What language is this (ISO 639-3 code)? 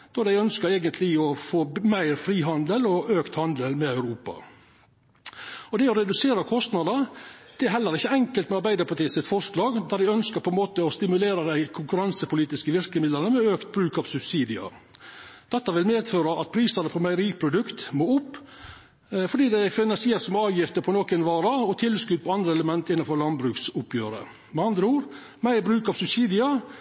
nno